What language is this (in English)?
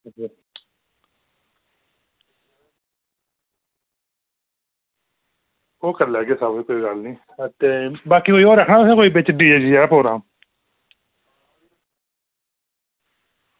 Dogri